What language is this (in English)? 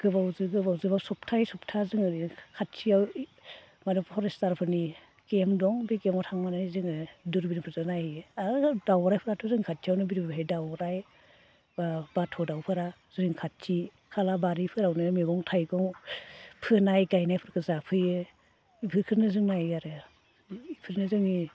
Bodo